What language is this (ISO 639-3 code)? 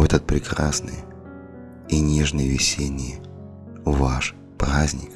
rus